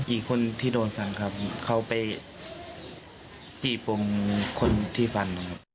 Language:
Thai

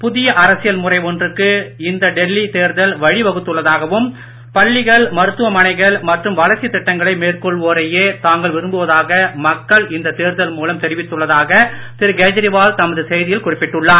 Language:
Tamil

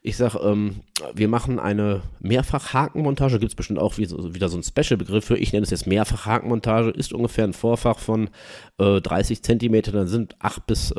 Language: German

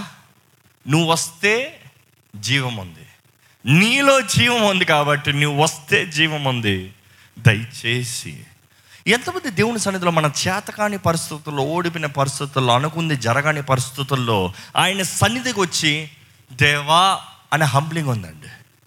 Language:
Telugu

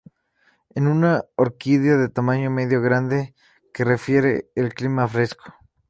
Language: Spanish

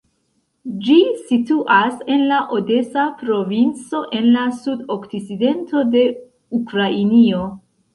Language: Esperanto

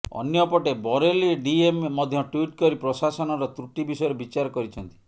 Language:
Odia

